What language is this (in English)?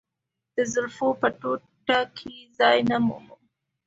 Pashto